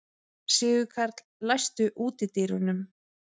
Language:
Icelandic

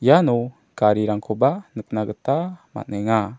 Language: Garo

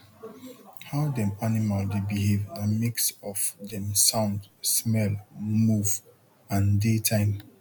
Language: Nigerian Pidgin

